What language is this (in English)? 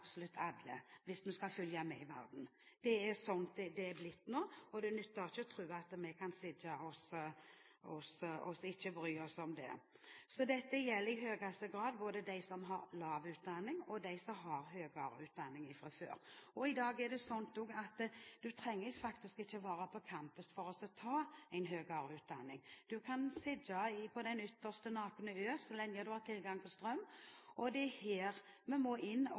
Norwegian Bokmål